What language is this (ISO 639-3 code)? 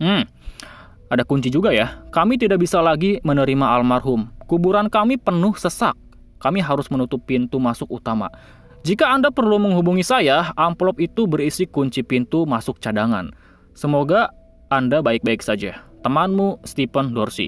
ind